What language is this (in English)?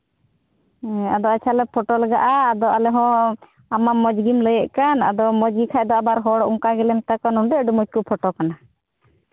Santali